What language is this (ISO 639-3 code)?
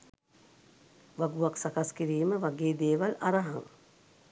sin